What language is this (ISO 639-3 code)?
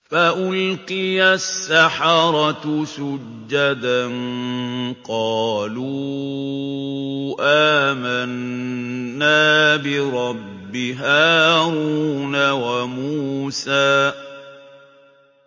ara